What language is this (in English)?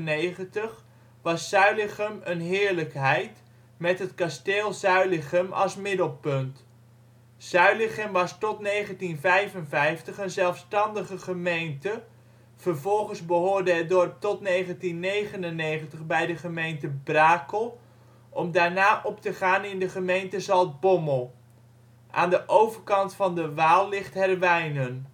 Dutch